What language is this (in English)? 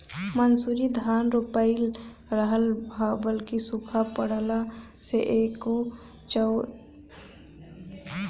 Bhojpuri